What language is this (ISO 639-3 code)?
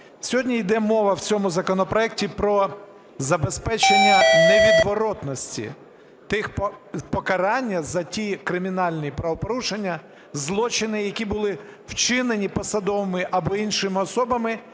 ukr